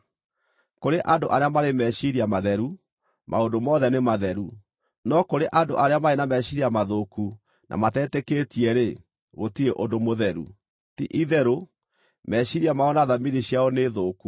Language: Kikuyu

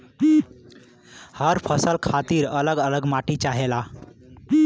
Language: Bhojpuri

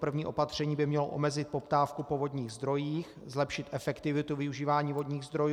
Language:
Czech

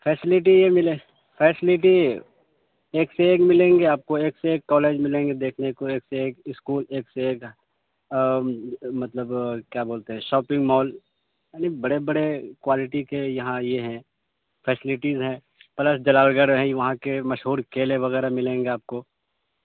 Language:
Urdu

